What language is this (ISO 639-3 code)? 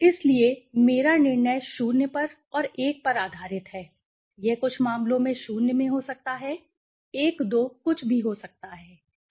hin